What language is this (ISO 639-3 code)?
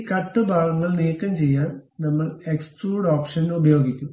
mal